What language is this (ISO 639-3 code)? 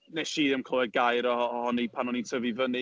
cym